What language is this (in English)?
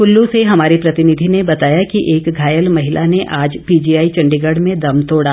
Hindi